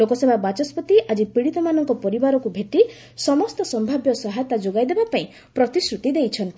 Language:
Odia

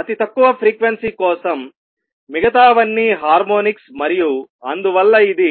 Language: Telugu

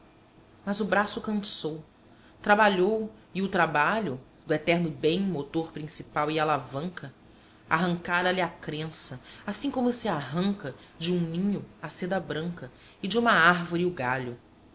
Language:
Portuguese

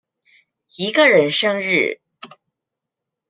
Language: Chinese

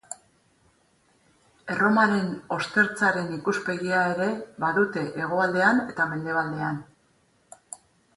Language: Basque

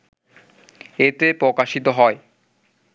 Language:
Bangla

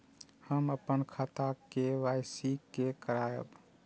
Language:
Maithili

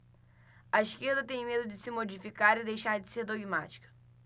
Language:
Portuguese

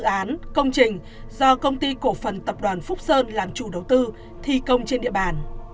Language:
Vietnamese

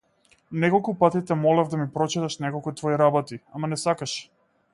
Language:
Macedonian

